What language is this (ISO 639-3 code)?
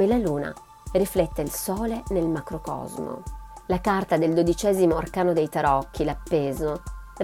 ita